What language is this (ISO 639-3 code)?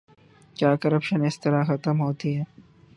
urd